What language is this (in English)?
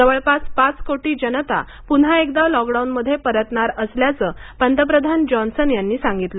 Marathi